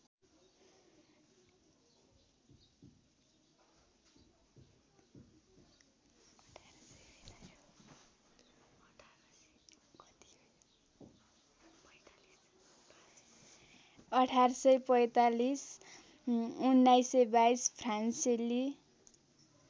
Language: Nepali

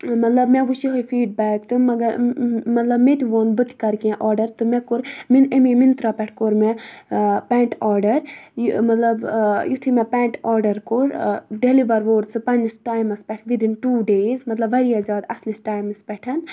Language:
Kashmiri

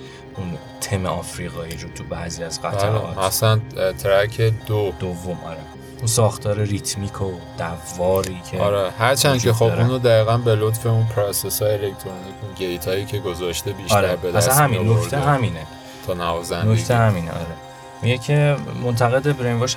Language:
Persian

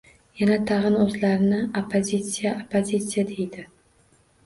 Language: Uzbek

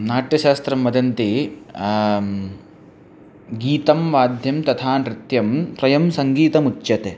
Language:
Sanskrit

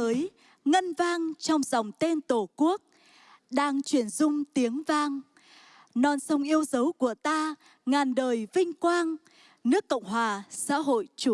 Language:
Vietnamese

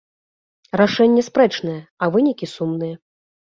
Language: Belarusian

